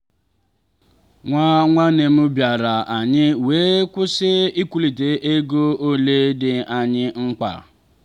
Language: Igbo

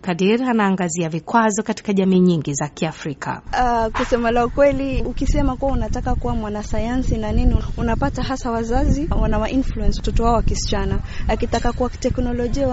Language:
Swahili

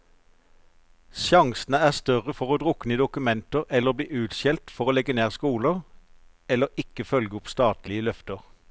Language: Norwegian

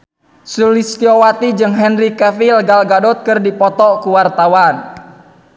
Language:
Sundanese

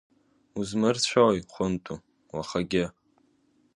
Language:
Abkhazian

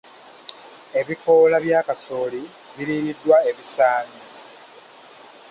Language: Ganda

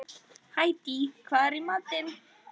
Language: Icelandic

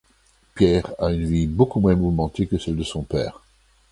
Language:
French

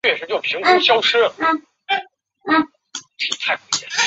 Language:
Chinese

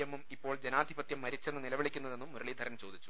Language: Malayalam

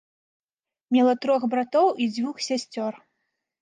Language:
Belarusian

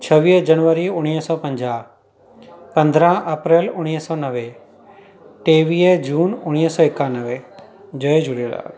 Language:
Sindhi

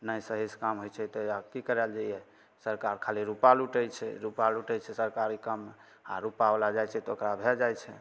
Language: Maithili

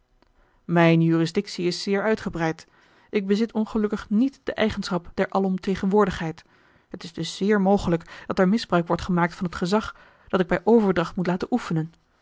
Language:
Dutch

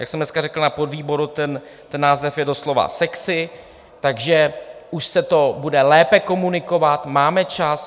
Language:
Czech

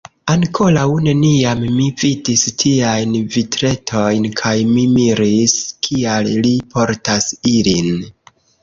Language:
Esperanto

